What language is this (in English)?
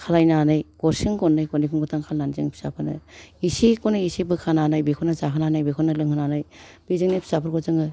Bodo